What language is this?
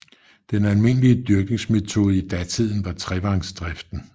Danish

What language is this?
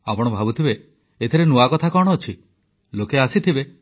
Odia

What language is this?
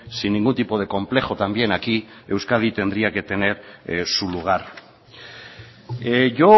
Spanish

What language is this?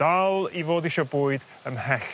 Welsh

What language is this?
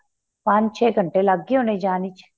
Punjabi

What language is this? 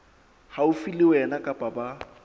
Southern Sotho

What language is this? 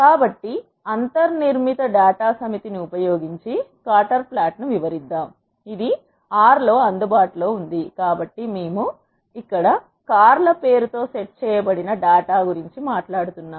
Telugu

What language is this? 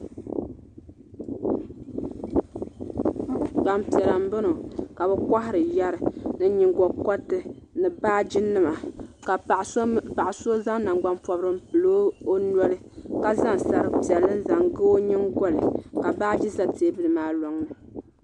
Dagbani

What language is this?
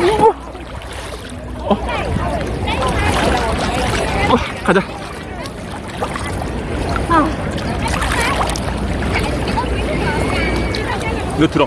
Korean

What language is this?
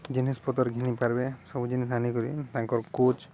Odia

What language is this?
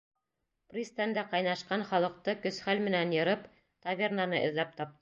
Bashkir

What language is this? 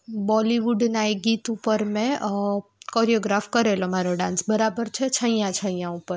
Gujarati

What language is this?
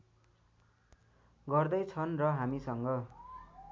Nepali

